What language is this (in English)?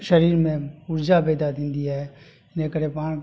Sindhi